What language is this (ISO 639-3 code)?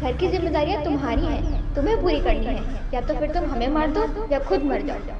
hin